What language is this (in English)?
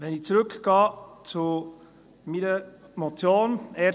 Swiss German